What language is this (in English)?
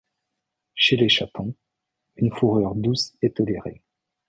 French